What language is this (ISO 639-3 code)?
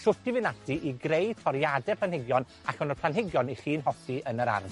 cym